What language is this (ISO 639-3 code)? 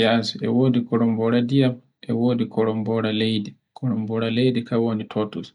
fue